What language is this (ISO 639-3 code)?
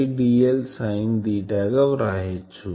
tel